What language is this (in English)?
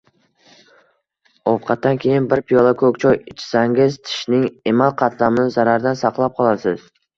Uzbek